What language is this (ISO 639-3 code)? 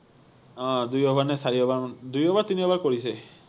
asm